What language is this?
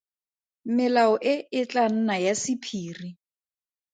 Tswana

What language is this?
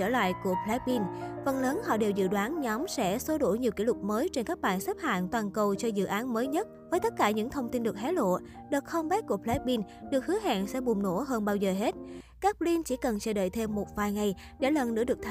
Vietnamese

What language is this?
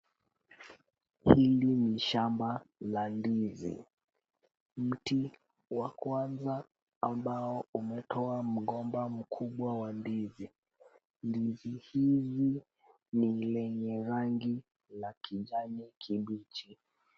Swahili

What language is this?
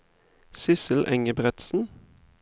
Norwegian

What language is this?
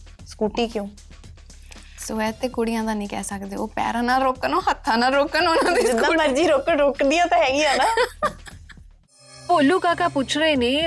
Punjabi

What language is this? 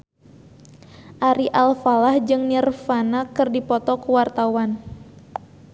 Sundanese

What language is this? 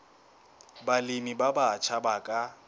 Southern Sotho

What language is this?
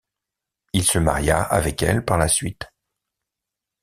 French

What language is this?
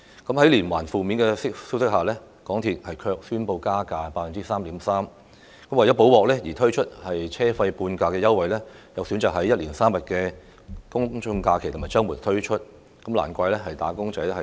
Cantonese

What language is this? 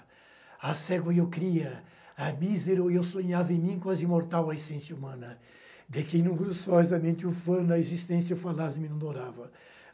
Portuguese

